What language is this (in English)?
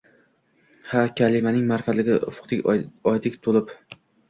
Uzbek